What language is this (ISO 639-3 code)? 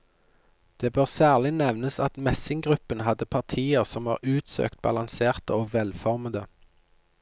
nor